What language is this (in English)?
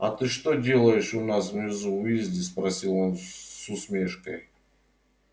Russian